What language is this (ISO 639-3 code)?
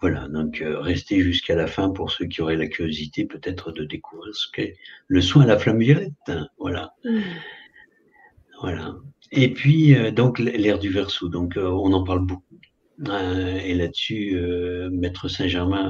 fra